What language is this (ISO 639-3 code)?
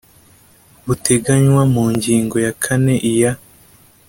kin